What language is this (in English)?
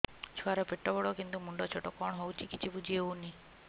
Odia